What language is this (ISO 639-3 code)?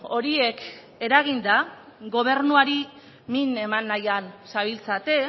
eus